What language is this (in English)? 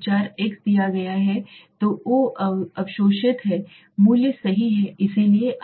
Hindi